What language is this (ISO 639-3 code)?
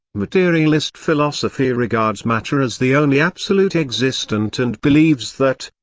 eng